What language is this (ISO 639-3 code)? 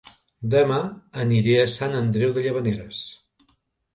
cat